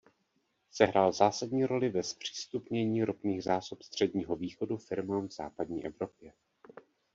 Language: Czech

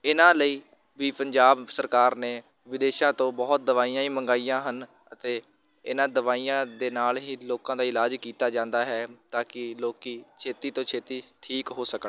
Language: Punjabi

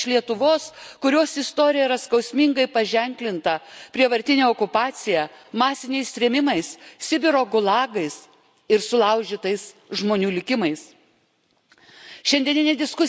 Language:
Lithuanian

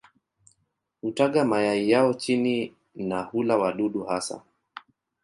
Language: Swahili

